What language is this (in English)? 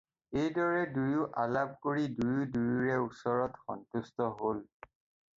Assamese